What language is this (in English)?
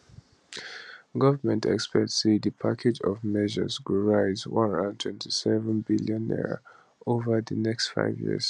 Nigerian Pidgin